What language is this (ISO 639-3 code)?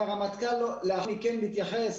heb